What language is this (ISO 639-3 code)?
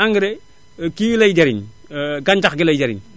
wol